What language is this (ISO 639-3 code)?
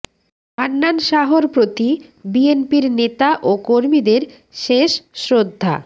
ben